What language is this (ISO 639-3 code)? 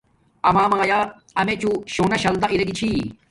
dmk